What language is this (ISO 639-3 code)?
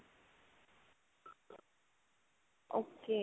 pan